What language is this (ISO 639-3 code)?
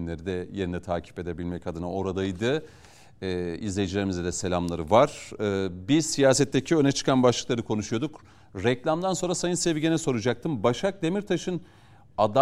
tur